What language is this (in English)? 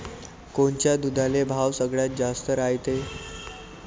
Marathi